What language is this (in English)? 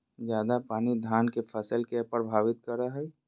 Magahi